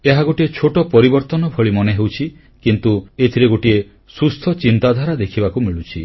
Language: Odia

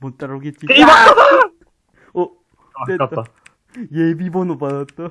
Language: Korean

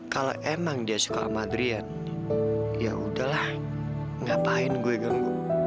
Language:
Indonesian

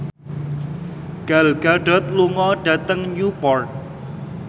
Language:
Javanese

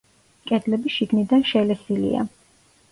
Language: Georgian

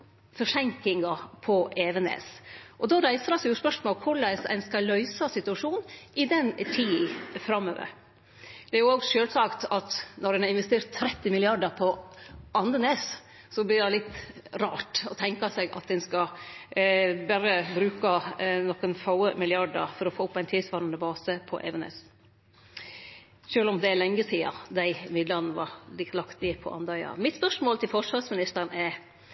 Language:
Norwegian Nynorsk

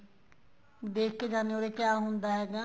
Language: Punjabi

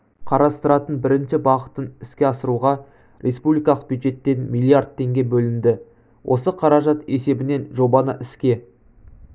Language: Kazakh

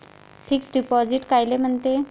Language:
Marathi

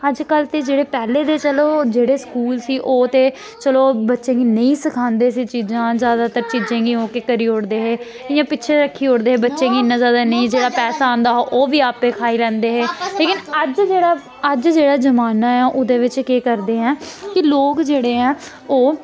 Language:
Dogri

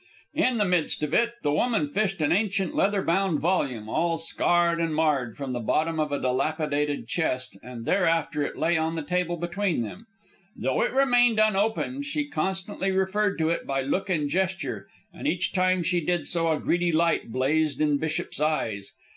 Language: English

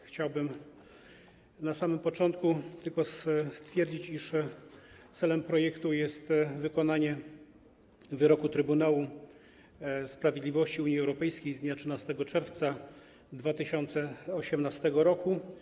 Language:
Polish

